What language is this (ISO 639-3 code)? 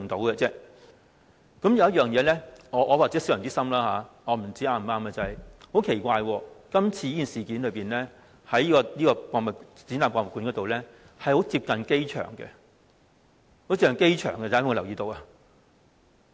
yue